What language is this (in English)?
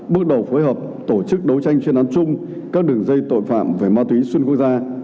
Vietnamese